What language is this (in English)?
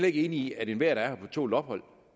Danish